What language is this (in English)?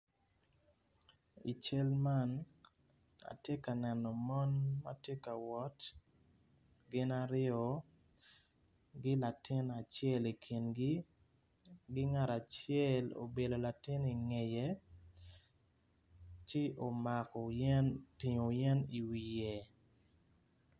Acoli